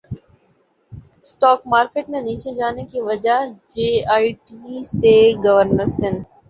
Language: Urdu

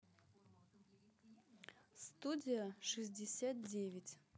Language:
Russian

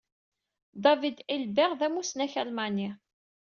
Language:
Kabyle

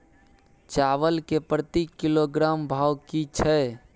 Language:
Maithili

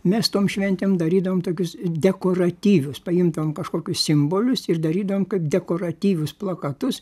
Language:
Lithuanian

